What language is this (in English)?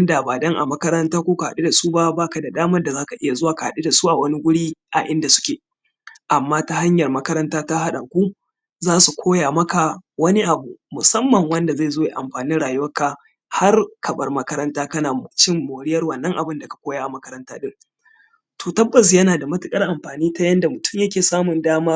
Hausa